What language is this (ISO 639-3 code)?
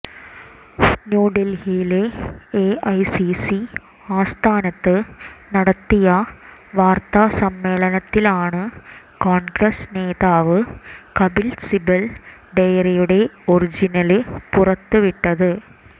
mal